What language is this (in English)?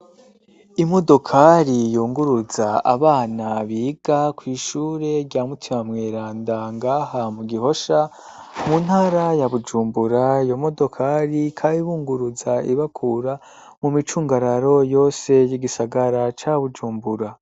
Rundi